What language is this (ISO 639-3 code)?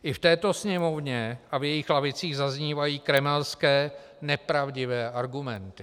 ces